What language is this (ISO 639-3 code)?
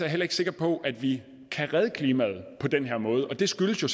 dan